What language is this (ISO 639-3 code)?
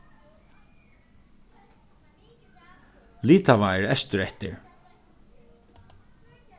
fao